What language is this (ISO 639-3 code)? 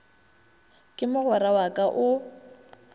nso